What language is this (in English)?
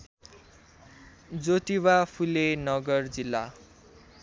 Nepali